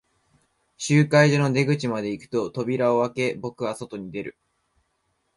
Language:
Japanese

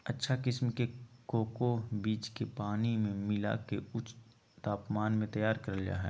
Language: Magahi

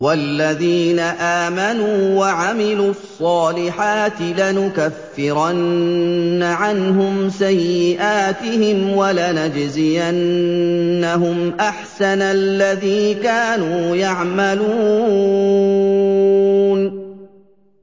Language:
Arabic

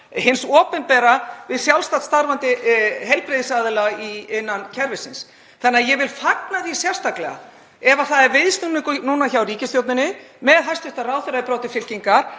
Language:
Icelandic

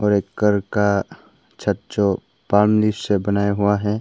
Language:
Hindi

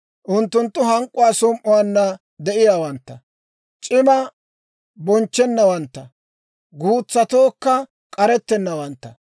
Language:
Dawro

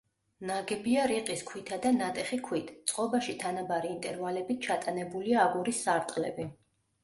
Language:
Georgian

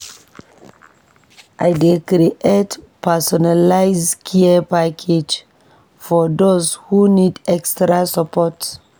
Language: Nigerian Pidgin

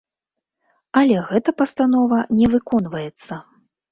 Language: Belarusian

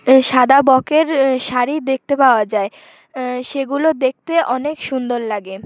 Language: Bangla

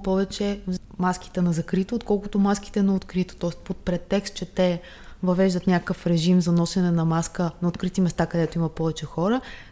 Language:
Bulgarian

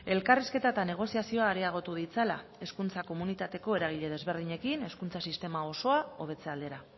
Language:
Basque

